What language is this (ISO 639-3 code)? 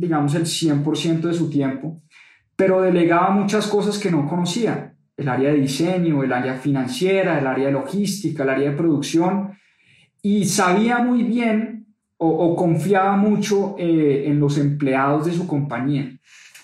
spa